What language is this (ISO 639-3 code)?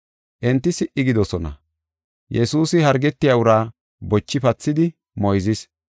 gof